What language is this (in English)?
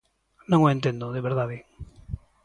Galician